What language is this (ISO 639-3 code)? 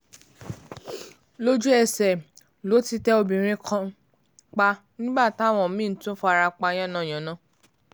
yor